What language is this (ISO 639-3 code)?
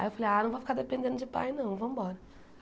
por